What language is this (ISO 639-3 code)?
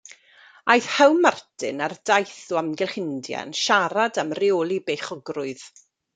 cym